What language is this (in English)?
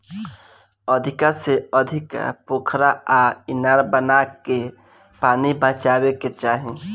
Bhojpuri